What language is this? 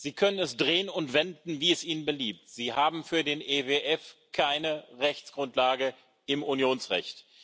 German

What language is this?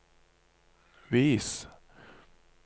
Norwegian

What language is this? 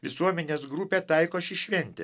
Lithuanian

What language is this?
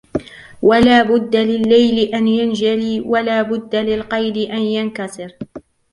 Arabic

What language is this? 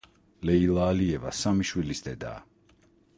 Georgian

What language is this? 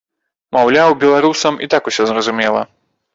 Belarusian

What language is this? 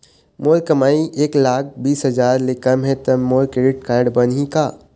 Chhattisgarhi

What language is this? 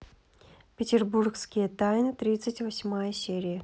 Russian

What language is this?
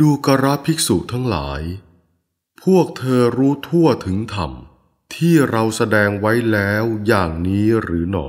Thai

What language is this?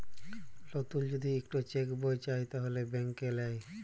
Bangla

